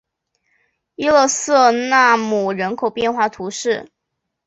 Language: Chinese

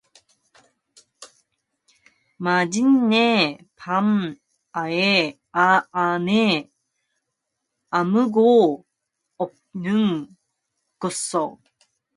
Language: Korean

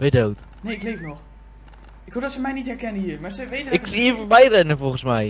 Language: Dutch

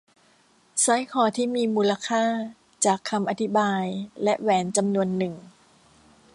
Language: Thai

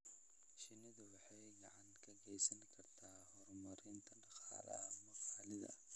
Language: Somali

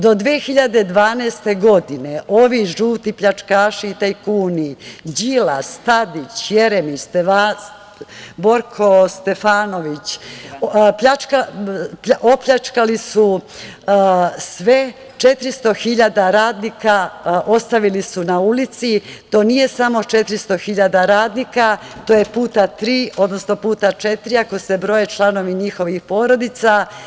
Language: Serbian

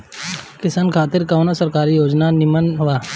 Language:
Bhojpuri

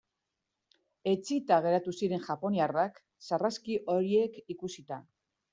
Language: Basque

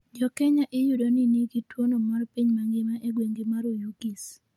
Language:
Luo (Kenya and Tanzania)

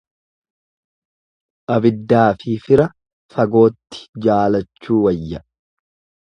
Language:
Oromo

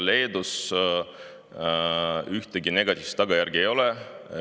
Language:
Estonian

